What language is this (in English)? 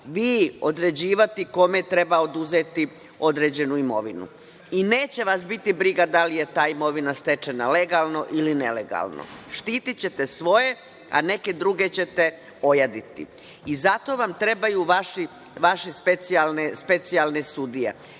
Serbian